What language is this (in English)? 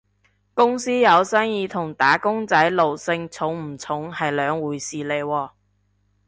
Cantonese